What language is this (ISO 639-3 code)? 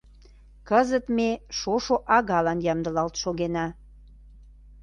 chm